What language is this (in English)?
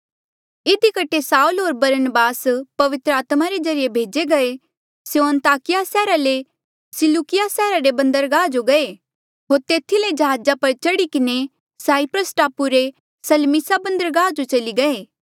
Mandeali